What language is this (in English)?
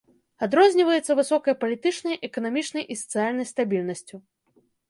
Belarusian